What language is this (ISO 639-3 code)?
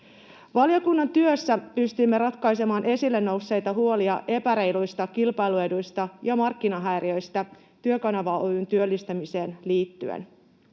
fin